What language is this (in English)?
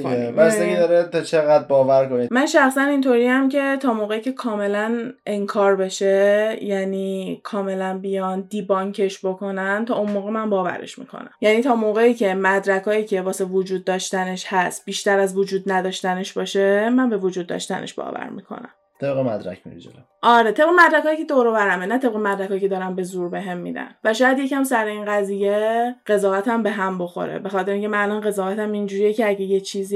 Persian